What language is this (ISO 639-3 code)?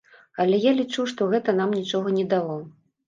bel